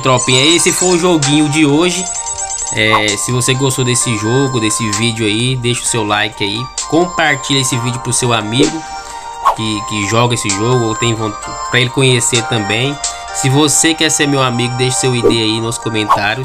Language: Portuguese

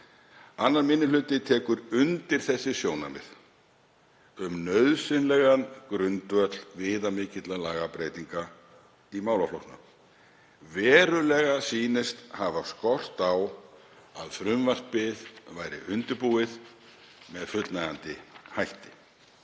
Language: Icelandic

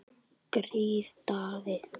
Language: Icelandic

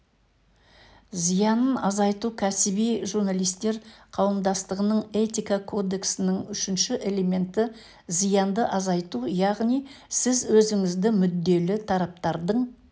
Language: Kazakh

